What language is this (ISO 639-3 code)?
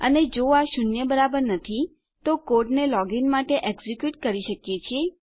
guj